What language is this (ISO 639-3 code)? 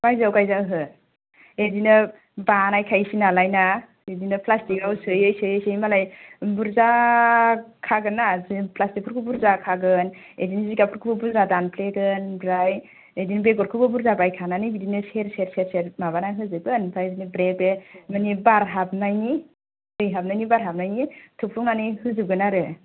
brx